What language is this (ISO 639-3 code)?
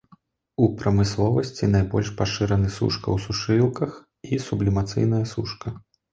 bel